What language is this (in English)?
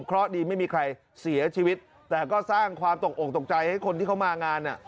Thai